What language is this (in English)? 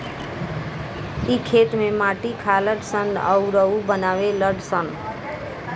Bhojpuri